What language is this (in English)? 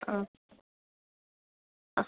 Malayalam